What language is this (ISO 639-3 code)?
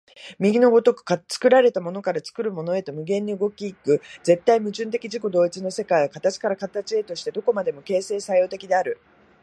jpn